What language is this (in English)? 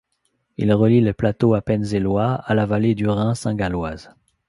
French